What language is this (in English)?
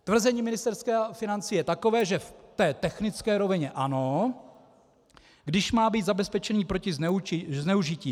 Czech